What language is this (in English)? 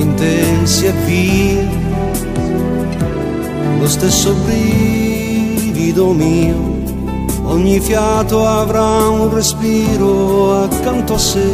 Romanian